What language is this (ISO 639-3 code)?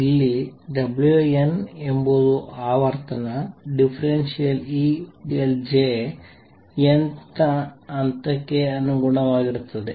kan